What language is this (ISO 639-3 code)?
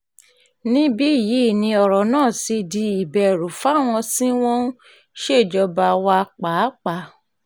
yor